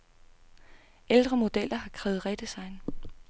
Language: Danish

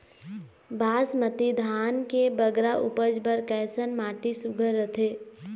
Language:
Chhattisgarhi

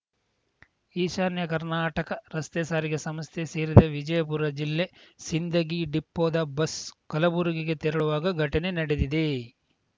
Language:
Kannada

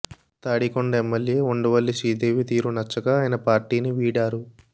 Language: Telugu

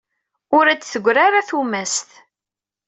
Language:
Kabyle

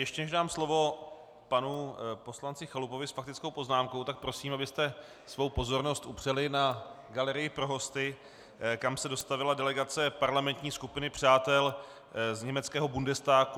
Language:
Czech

